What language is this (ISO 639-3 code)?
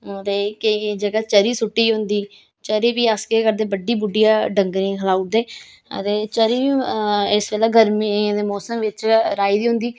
doi